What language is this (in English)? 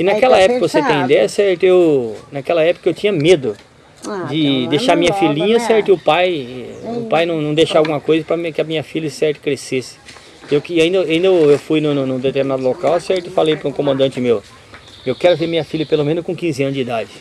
Portuguese